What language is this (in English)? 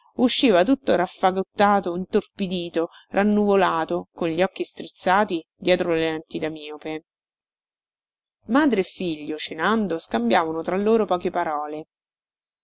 Italian